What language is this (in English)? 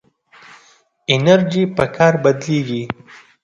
Pashto